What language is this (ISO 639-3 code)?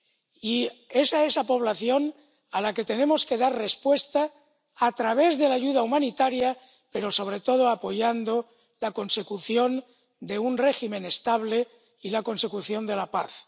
spa